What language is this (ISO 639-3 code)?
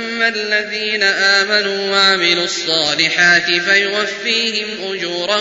ara